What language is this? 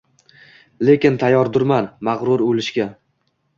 Uzbek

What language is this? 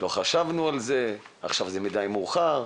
Hebrew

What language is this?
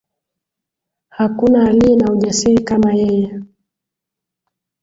Swahili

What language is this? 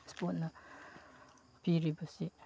Manipuri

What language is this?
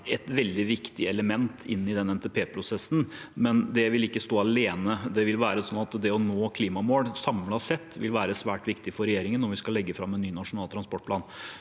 Norwegian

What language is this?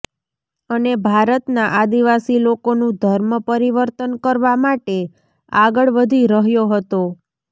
Gujarati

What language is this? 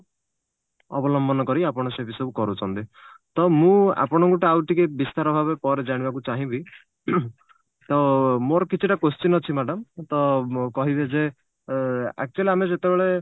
Odia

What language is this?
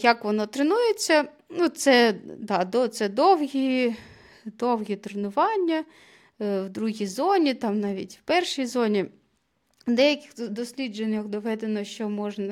Ukrainian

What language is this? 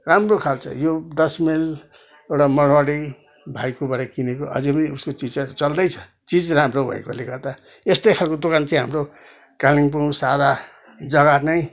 Nepali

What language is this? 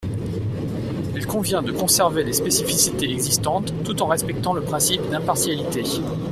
French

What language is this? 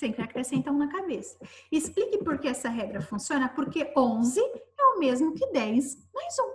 Portuguese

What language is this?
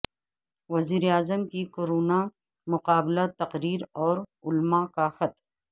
Urdu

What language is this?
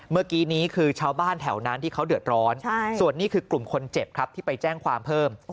Thai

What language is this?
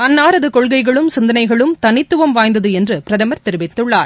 Tamil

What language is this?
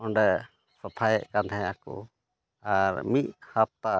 Santali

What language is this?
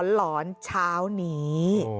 Thai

